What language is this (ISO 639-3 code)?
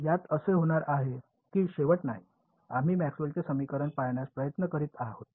mar